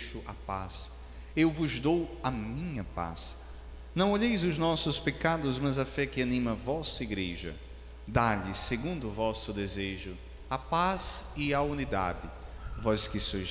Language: Portuguese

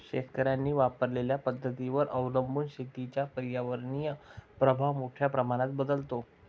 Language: Marathi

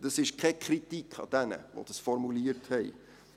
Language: Swiss German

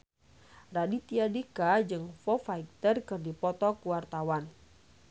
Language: Sundanese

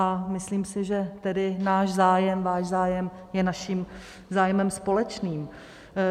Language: Czech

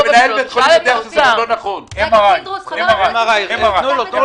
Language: Hebrew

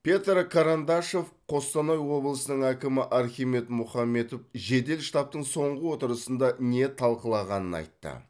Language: Kazakh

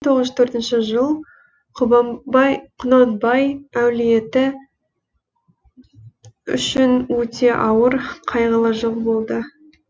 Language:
Kazakh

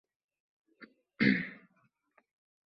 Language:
Uzbek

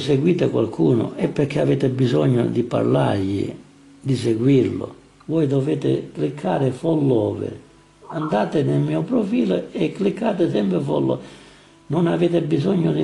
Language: Italian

